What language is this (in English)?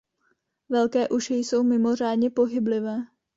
Czech